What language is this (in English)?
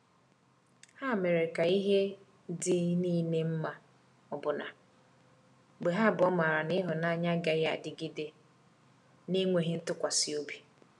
Igbo